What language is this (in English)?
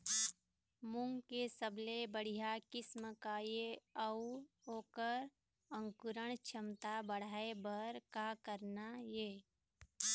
Chhattisgarhi